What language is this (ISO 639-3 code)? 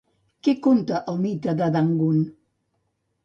cat